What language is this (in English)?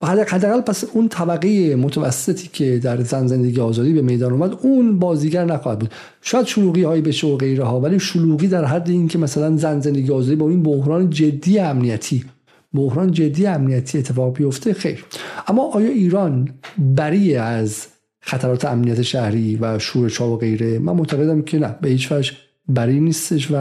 Persian